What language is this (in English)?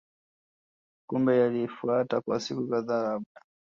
Swahili